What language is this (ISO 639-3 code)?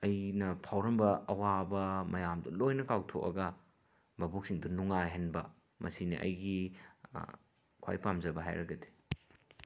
mni